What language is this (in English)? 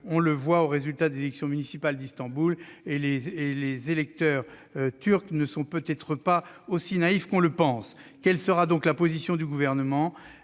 French